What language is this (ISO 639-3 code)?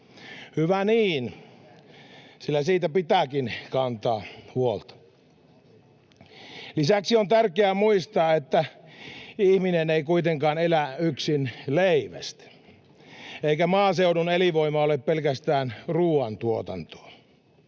fin